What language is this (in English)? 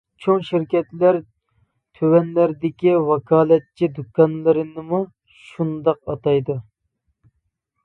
Uyghur